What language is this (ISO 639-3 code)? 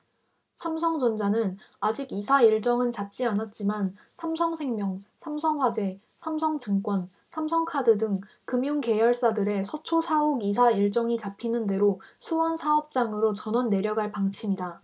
kor